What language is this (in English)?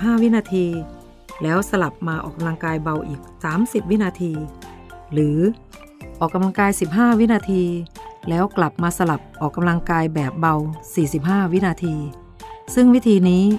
Thai